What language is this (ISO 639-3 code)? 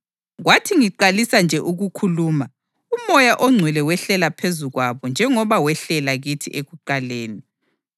nde